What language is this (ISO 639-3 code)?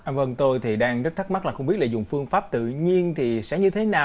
vie